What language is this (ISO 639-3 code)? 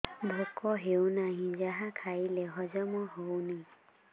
ori